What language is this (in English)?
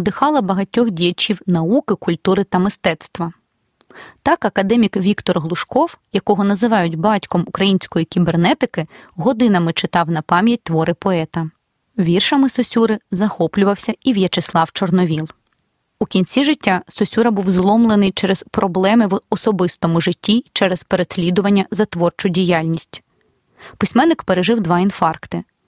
Ukrainian